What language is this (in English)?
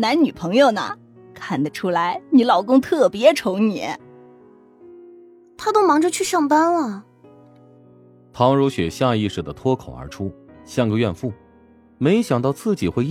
Chinese